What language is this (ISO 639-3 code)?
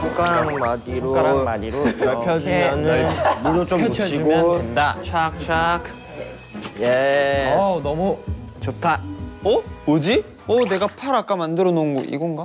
kor